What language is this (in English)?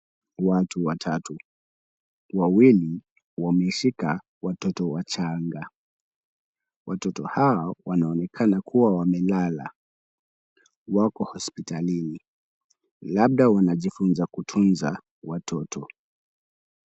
Swahili